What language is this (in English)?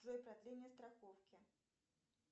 Russian